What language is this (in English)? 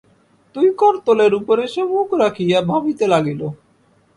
Bangla